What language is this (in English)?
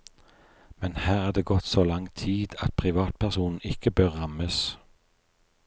Norwegian